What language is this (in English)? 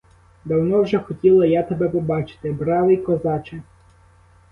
Ukrainian